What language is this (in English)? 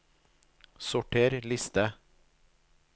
Norwegian